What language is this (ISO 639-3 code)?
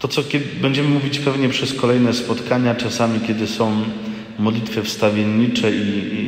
pol